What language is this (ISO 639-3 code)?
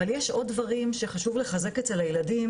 heb